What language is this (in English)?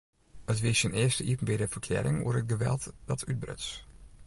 Western Frisian